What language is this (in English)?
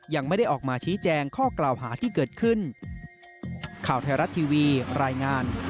Thai